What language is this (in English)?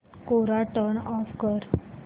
Marathi